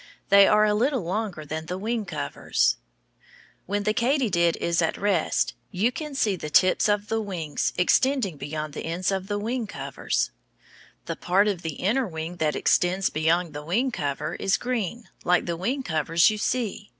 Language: English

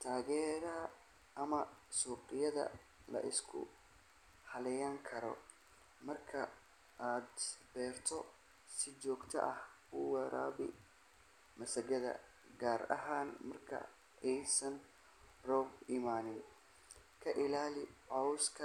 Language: Somali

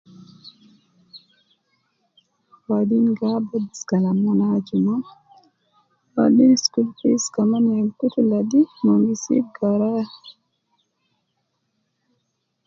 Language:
Nubi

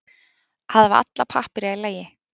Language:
Icelandic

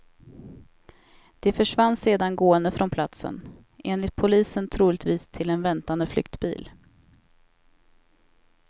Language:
Swedish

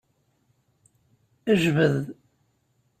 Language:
Kabyle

